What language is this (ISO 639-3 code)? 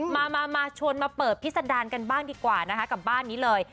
tha